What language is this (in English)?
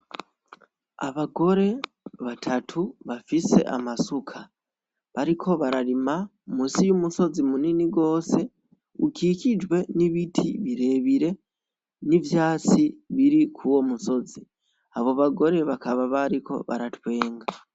Rundi